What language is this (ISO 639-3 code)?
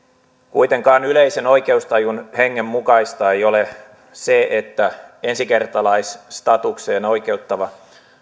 fin